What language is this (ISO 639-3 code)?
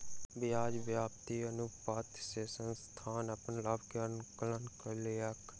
mai